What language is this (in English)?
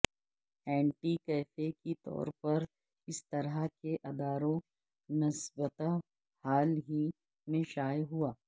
Urdu